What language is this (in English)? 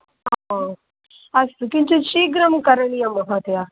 Sanskrit